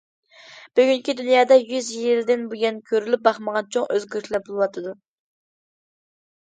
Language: Uyghur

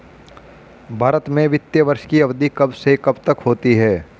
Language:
Hindi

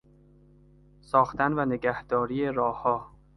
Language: Persian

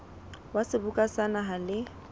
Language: Southern Sotho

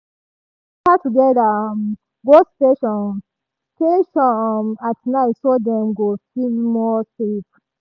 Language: Nigerian Pidgin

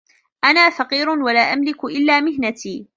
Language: Arabic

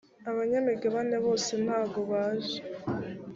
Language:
Kinyarwanda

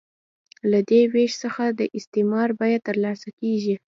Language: Pashto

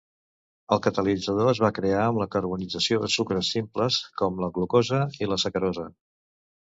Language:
Catalan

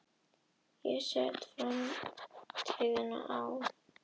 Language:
Icelandic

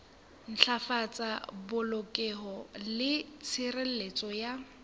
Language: Southern Sotho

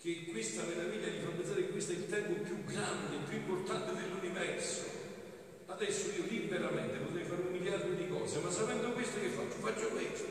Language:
Italian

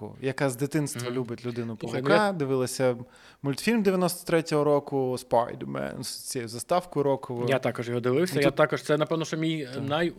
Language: Ukrainian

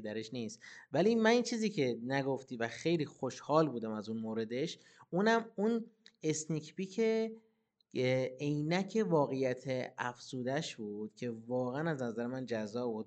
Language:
Persian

